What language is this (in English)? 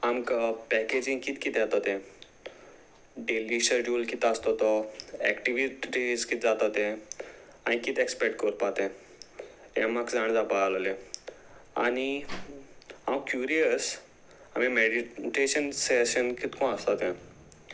Konkani